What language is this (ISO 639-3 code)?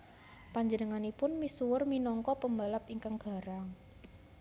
jav